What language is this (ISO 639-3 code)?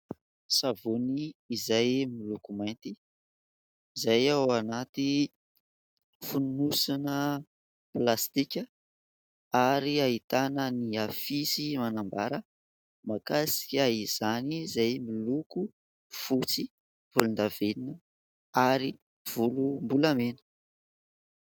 mlg